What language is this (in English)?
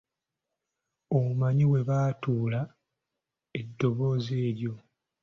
Ganda